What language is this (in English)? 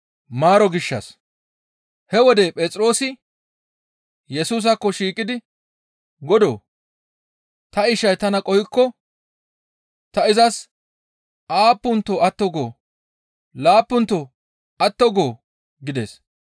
Gamo